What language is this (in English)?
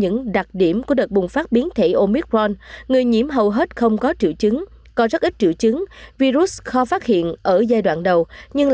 Vietnamese